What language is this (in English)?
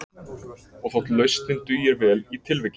Icelandic